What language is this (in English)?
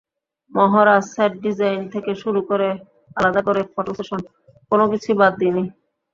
Bangla